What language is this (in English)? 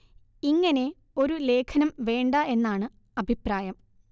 Malayalam